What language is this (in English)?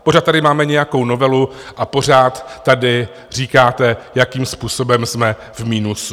Czech